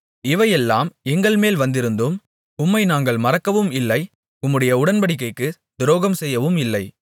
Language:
Tamil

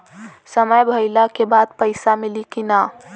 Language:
Bhojpuri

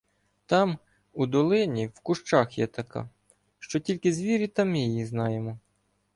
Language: Ukrainian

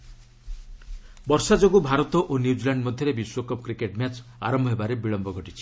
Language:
Odia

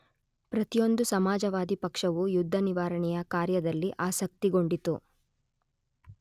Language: Kannada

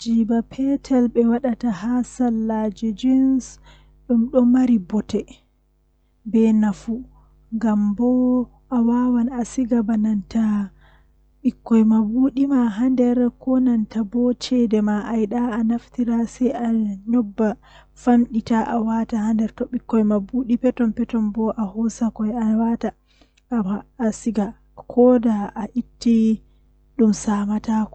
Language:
Western Niger Fulfulde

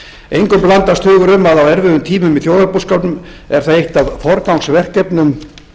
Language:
Icelandic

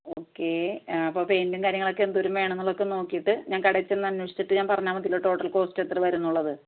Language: Malayalam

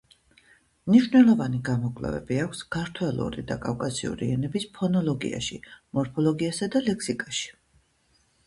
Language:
Georgian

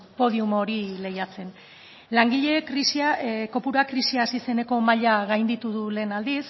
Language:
Basque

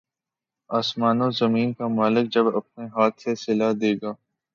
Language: Urdu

